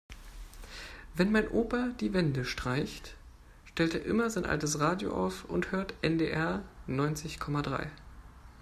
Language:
German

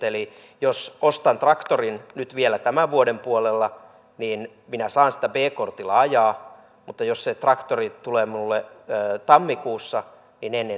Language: Finnish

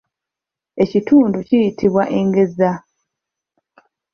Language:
Ganda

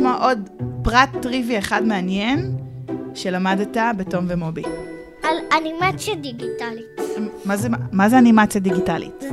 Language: Hebrew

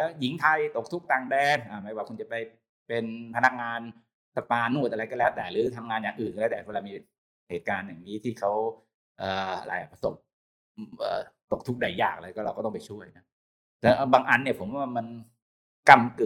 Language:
Thai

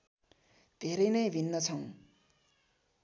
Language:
Nepali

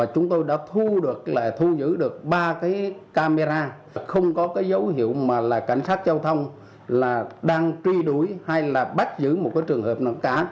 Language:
Vietnamese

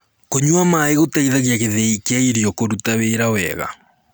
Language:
Kikuyu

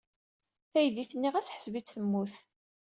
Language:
Kabyle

